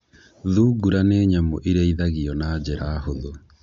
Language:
Kikuyu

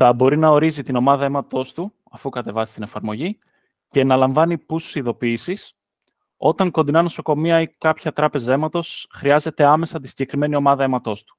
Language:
Greek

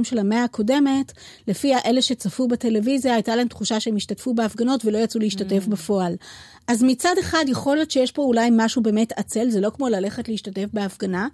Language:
Hebrew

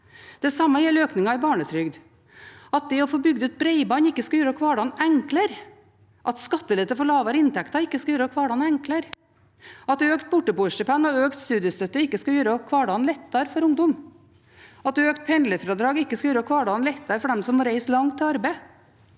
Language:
Norwegian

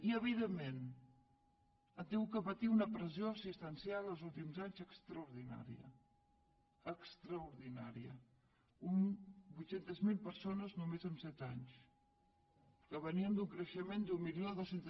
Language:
Catalan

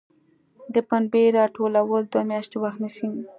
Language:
Pashto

